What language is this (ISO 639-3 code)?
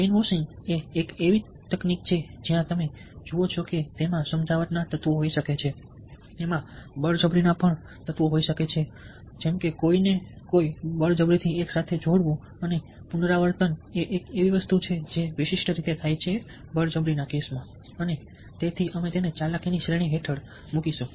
guj